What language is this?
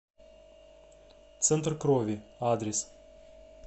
Russian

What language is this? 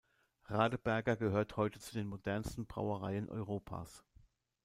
German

